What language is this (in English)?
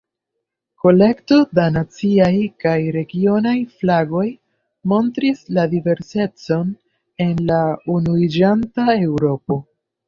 Esperanto